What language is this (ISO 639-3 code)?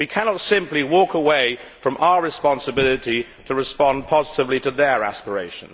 eng